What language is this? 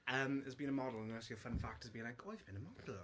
Welsh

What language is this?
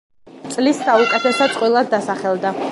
Georgian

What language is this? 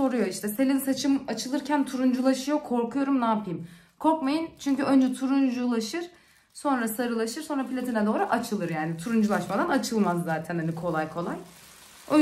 Turkish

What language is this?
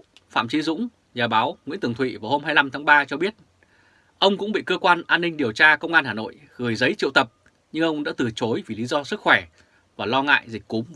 Vietnamese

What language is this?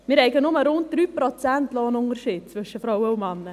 Swiss German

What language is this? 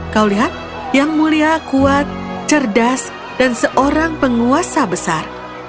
Indonesian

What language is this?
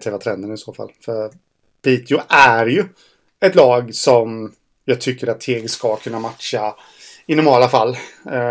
Swedish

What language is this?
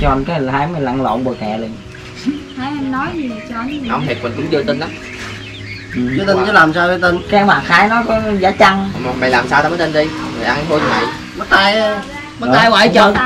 Vietnamese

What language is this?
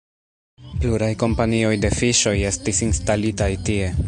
Esperanto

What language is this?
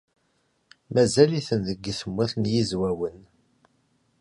Kabyle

